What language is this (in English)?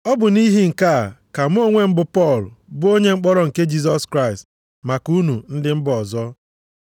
Igbo